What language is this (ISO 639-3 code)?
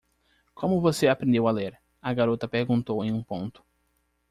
por